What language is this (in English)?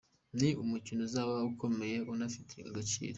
Kinyarwanda